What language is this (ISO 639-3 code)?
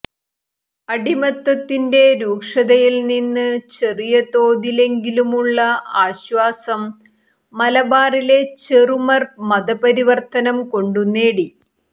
mal